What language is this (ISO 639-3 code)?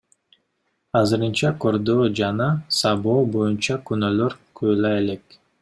kir